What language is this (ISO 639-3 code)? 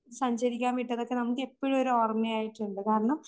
mal